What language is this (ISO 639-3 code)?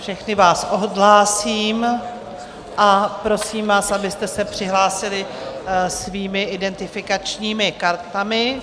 ces